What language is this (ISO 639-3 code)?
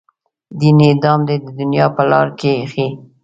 pus